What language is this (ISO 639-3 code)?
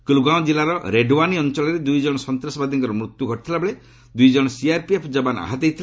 ori